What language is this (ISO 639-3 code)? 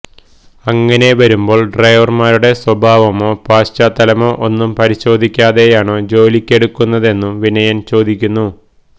mal